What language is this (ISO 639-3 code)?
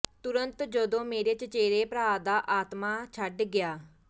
pan